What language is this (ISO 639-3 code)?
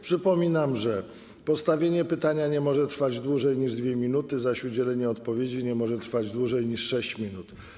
pol